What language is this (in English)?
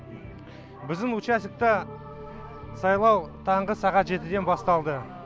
Kazakh